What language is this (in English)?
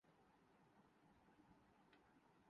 Urdu